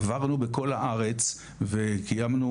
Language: Hebrew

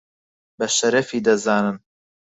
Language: Central Kurdish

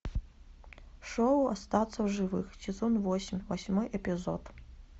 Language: Russian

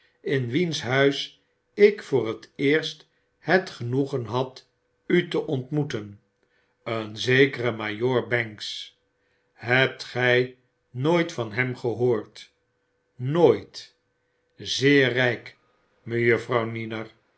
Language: Dutch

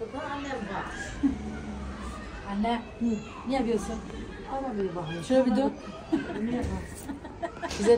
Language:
Turkish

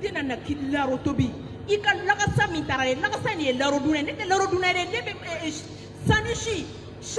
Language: Indonesian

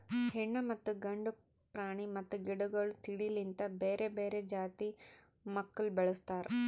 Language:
Kannada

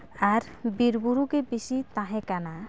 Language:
Santali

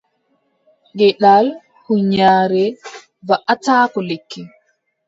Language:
Adamawa Fulfulde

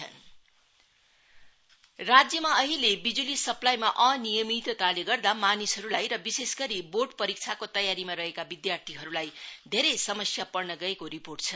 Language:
Nepali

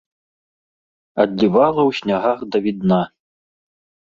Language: Belarusian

